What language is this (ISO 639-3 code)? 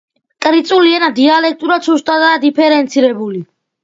kat